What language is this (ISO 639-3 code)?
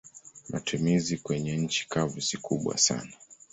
swa